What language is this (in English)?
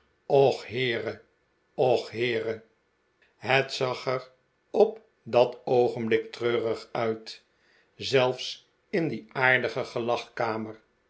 Dutch